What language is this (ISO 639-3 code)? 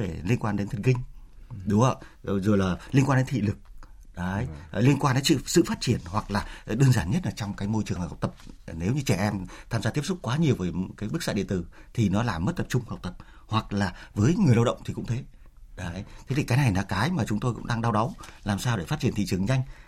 vie